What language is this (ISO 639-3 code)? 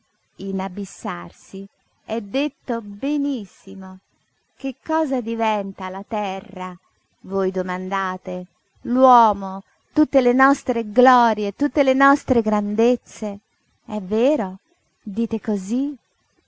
ita